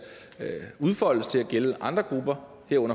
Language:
Danish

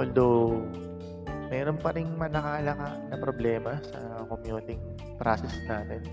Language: Filipino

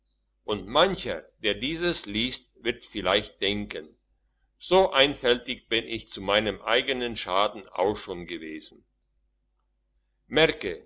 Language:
German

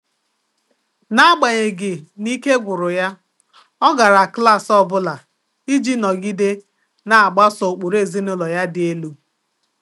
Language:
Igbo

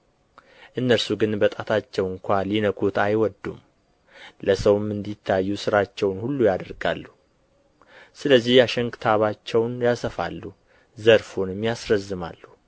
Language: Amharic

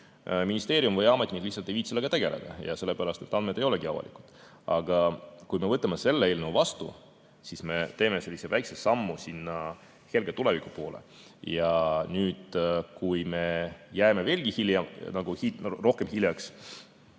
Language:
Estonian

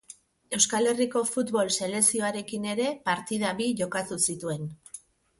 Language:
Basque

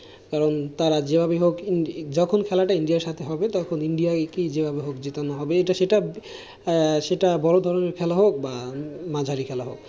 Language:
Bangla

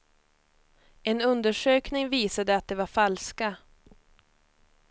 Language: Swedish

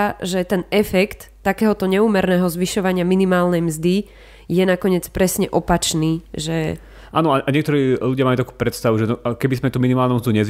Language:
Slovak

